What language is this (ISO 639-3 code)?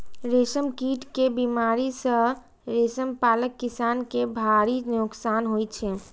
mai